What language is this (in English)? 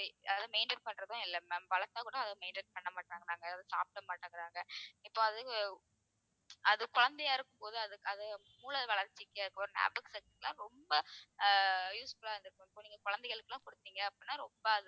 Tamil